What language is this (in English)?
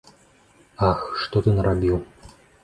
Belarusian